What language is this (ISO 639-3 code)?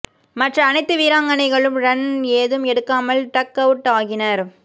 tam